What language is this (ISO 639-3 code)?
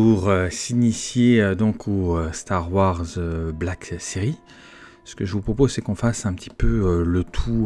fra